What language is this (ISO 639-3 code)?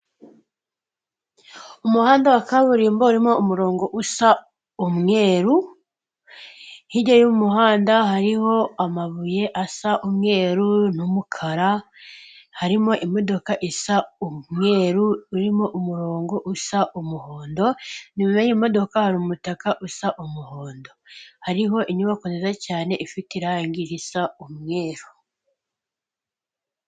kin